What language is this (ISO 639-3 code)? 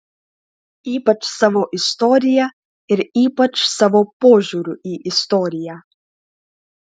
lit